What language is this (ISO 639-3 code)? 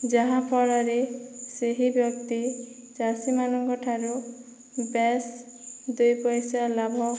ori